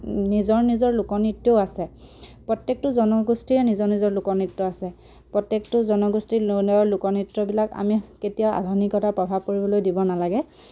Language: Assamese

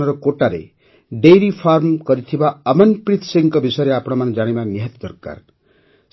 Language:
Odia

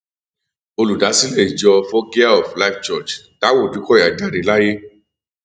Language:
Yoruba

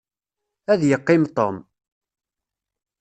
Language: Kabyle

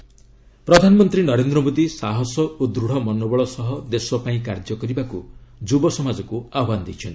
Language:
Odia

